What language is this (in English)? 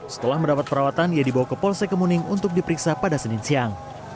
Indonesian